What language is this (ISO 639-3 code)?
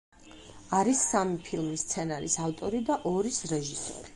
kat